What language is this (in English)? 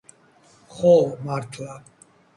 Georgian